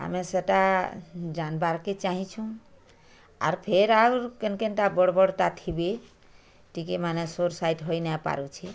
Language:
Odia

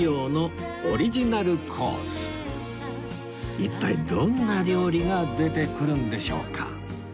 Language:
Japanese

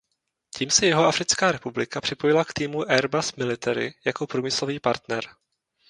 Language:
Czech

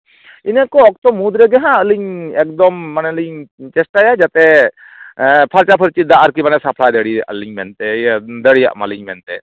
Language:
Santali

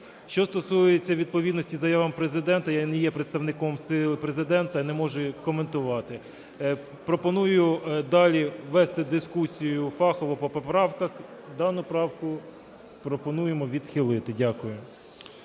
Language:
Ukrainian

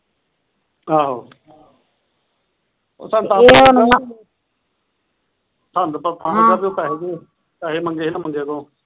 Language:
Punjabi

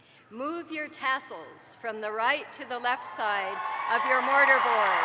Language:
English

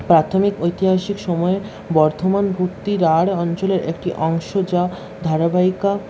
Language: Bangla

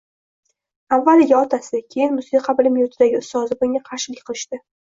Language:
Uzbek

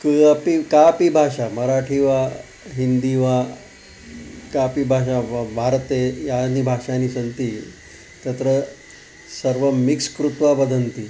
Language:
Sanskrit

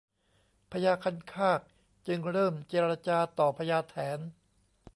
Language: Thai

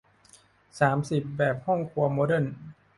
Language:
Thai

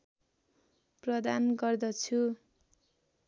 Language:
Nepali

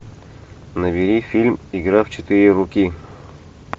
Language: Russian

